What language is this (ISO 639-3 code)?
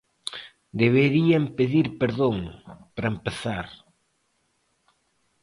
glg